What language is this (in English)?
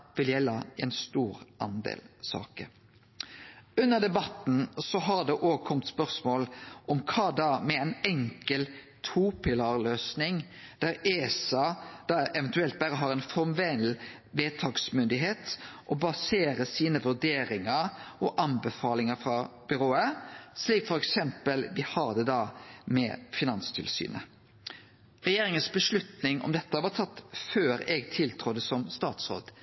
Norwegian Nynorsk